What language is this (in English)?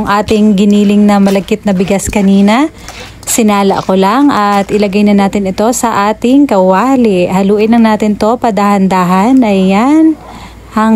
Filipino